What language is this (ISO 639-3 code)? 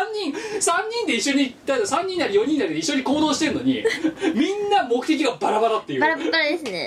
jpn